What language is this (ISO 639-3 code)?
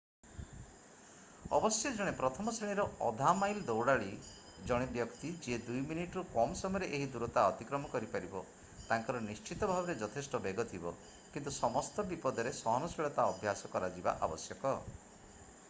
ori